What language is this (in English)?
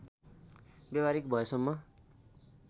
Nepali